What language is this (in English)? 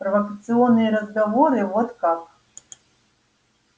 Russian